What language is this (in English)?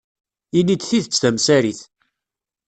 Kabyle